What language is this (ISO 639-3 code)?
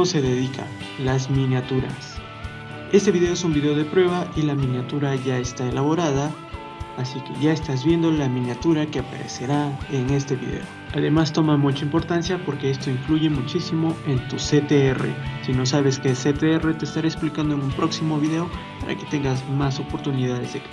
spa